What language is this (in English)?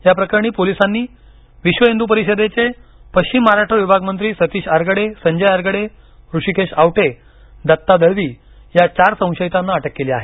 Marathi